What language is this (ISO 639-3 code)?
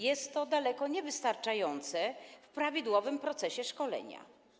pol